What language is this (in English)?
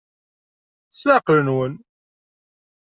Kabyle